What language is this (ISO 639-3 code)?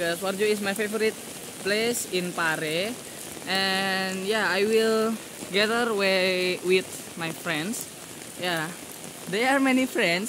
ind